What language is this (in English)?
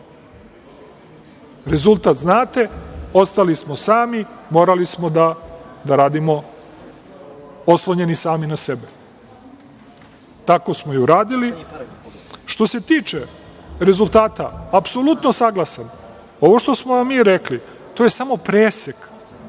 Serbian